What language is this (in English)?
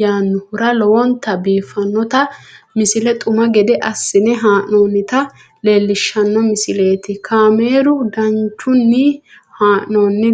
Sidamo